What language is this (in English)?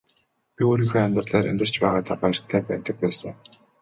Mongolian